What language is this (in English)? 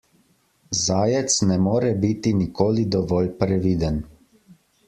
Slovenian